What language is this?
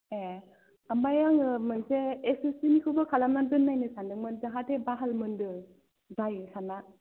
Bodo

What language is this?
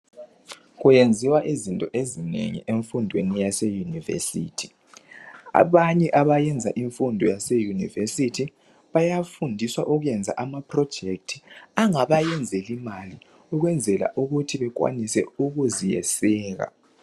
North Ndebele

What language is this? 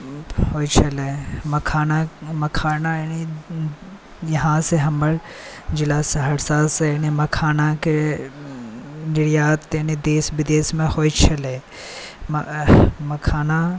Maithili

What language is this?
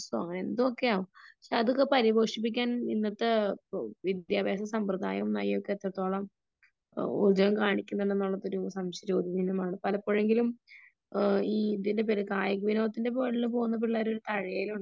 Malayalam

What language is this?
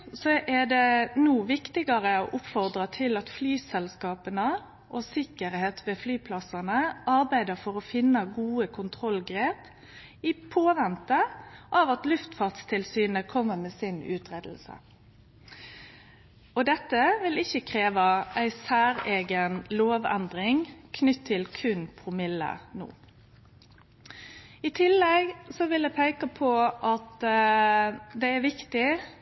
Norwegian Nynorsk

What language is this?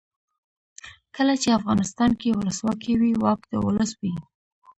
Pashto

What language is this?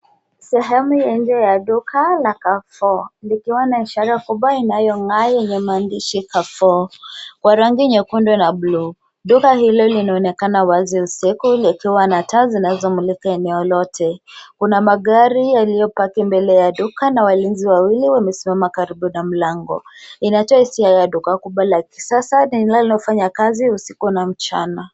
Swahili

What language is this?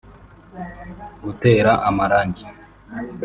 Kinyarwanda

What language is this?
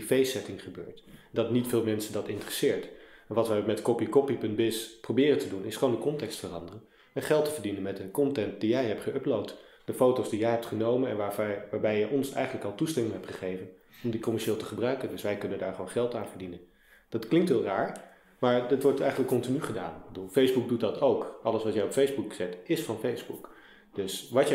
Dutch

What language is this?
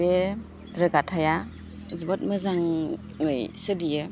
Bodo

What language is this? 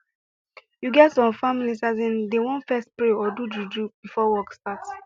Nigerian Pidgin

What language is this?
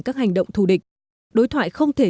Vietnamese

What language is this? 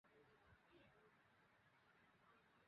Bangla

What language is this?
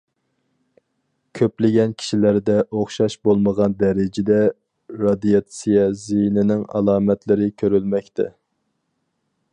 Uyghur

